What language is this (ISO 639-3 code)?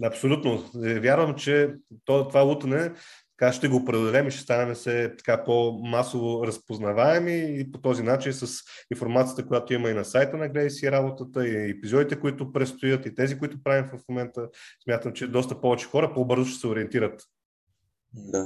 bul